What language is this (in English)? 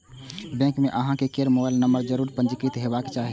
Maithili